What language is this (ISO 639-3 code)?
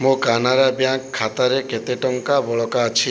ori